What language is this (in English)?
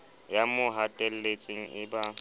Southern Sotho